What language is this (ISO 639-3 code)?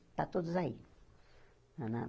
por